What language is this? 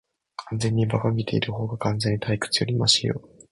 Japanese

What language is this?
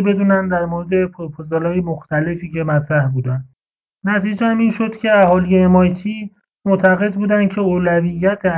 Persian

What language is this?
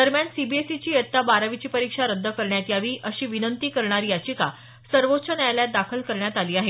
Marathi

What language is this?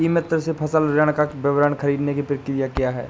Hindi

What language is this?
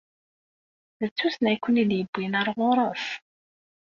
Kabyle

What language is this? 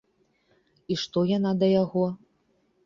Belarusian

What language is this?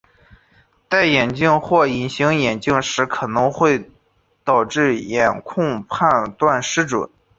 Chinese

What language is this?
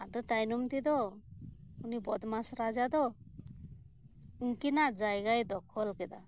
Santali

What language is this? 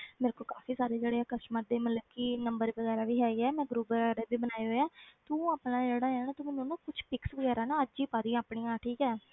Punjabi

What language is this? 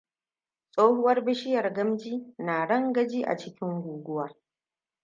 Hausa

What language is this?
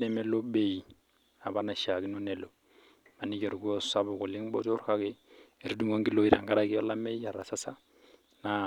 Masai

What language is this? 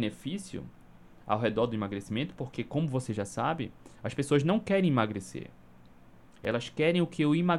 Portuguese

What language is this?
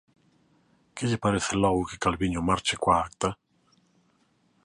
Galician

